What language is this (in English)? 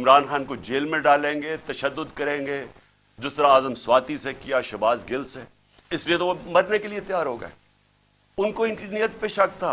Urdu